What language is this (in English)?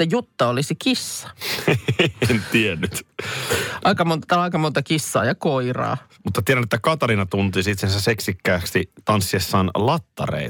Finnish